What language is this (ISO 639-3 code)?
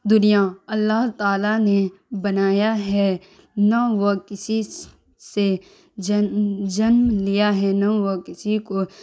urd